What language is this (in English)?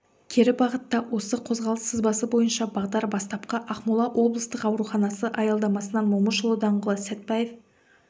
Kazakh